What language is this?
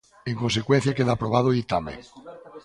Galician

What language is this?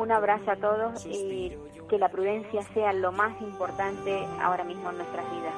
Spanish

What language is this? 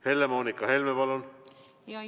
Estonian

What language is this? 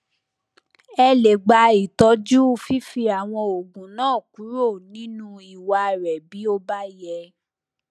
Yoruba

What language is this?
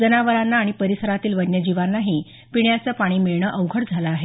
Marathi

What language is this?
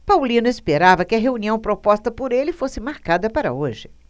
Portuguese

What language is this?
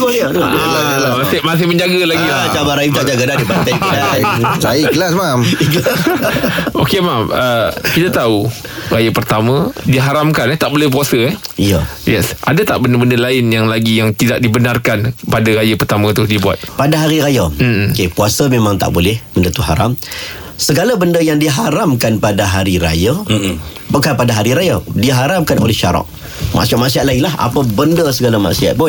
Malay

